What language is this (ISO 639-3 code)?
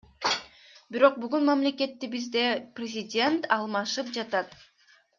kir